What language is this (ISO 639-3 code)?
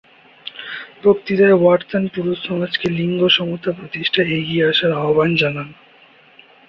ben